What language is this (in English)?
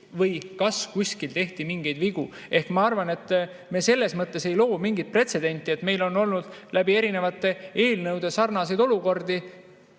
Estonian